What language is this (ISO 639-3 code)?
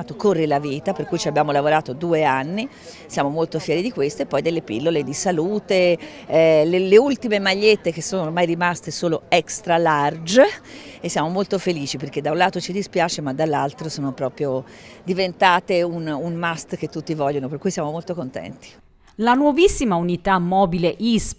ita